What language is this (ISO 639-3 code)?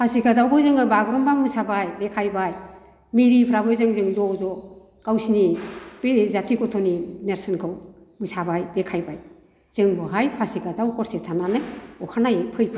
brx